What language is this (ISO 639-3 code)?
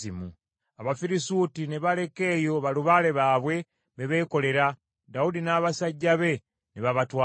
lug